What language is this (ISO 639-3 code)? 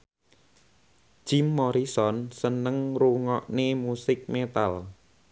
jav